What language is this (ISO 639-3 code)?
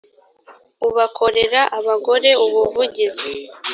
kin